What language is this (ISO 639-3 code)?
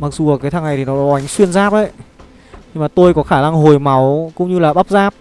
vie